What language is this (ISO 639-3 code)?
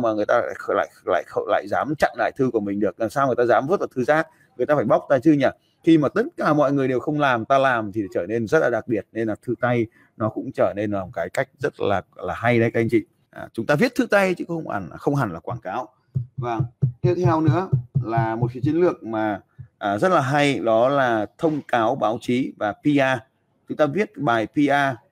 vie